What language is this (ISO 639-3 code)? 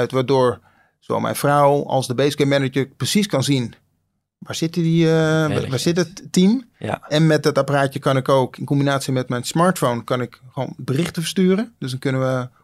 nld